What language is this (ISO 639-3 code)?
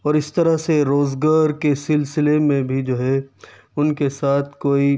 urd